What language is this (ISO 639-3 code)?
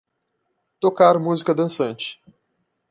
por